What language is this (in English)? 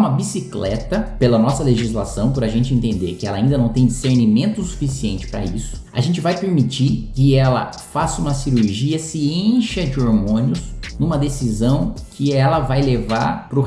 Portuguese